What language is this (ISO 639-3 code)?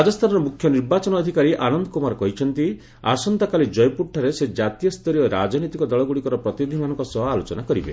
ori